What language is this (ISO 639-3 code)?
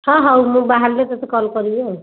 ori